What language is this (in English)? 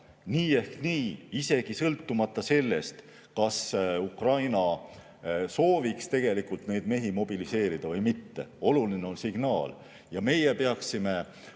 Estonian